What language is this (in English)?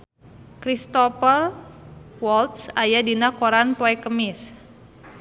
Sundanese